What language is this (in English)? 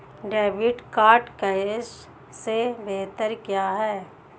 Hindi